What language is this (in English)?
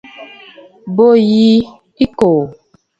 Bafut